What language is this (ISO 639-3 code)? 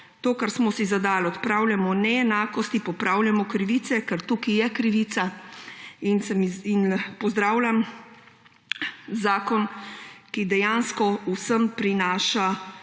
slv